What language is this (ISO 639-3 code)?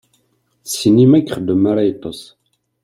kab